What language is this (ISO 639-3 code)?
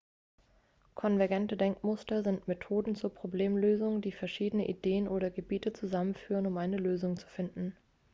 deu